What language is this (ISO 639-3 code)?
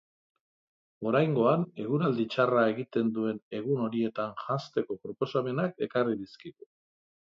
eus